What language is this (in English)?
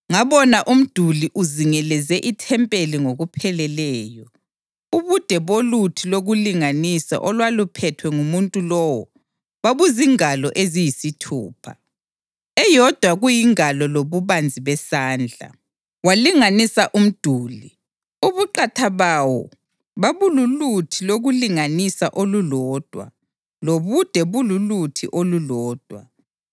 North Ndebele